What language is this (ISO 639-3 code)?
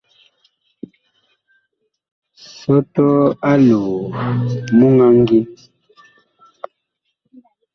bkh